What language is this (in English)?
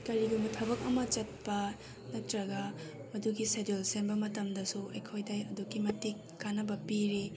Manipuri